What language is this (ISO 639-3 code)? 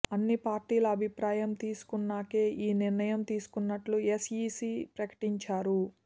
tel